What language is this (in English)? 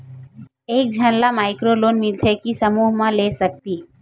Chhattisgarhi